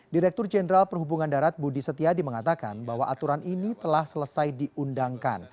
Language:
Indonesian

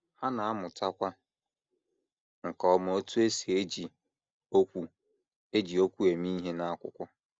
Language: Igbo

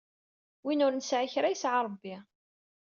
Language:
Kabyle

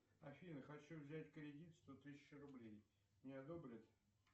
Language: Russian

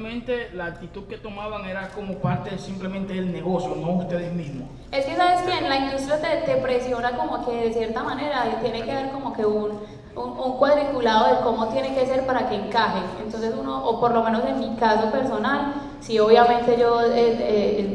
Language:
Spanish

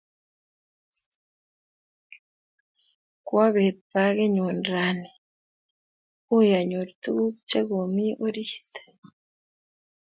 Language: Kalenjin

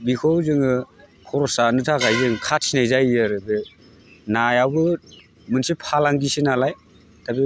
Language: Bodo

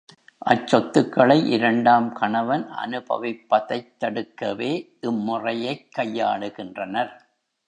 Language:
Tamil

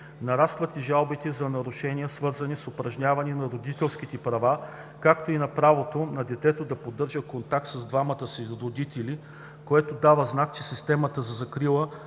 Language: Bulgarian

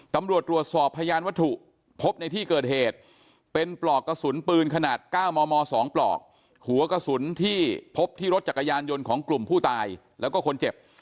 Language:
Thai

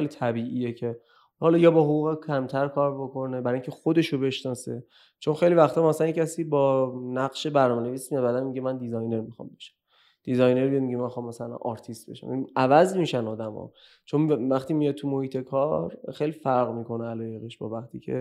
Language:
Persian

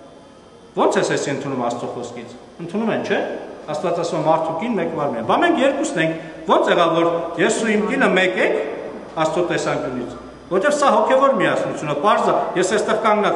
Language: Turkish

